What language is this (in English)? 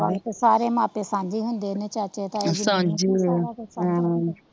Punjabi